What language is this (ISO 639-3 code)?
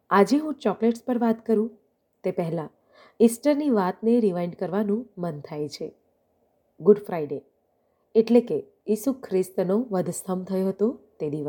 guj